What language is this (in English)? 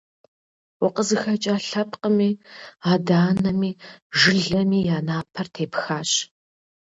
Kabardian